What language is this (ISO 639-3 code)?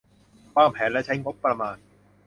tha